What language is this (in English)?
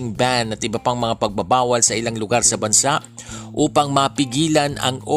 Filipino